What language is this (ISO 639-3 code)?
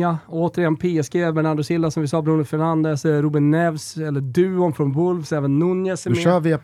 swe